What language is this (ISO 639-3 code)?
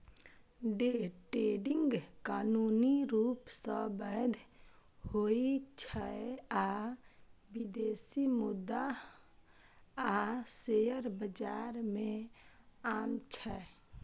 mai